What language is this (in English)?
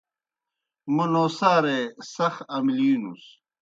Kohistani Shina